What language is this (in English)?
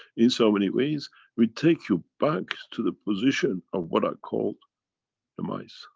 English